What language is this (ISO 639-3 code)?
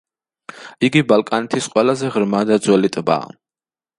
kat